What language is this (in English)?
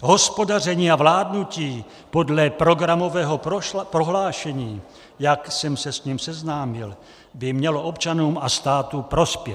Czech